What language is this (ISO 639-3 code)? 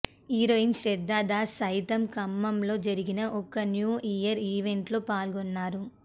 tel